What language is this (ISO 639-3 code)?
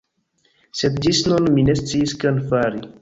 epo